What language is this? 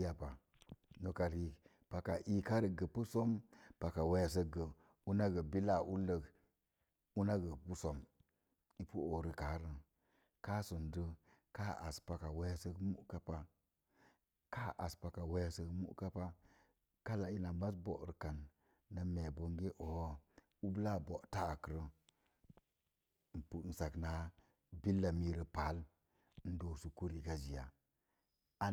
Mom Jango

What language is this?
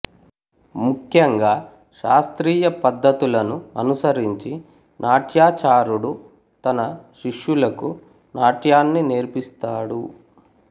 Telugu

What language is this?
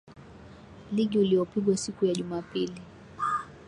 Swahili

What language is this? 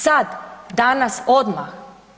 Croatian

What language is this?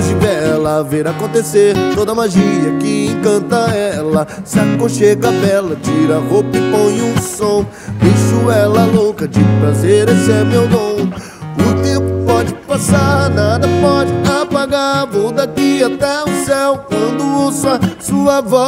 Portuguese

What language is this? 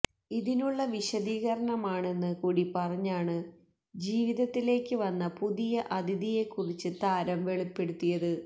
Malayalam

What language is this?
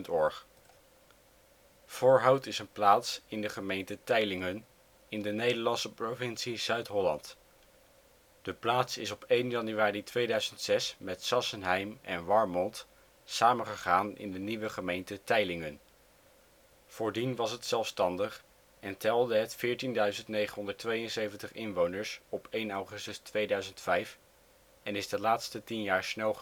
Dutch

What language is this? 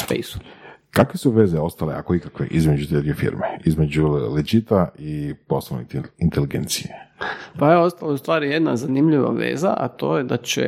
Croatian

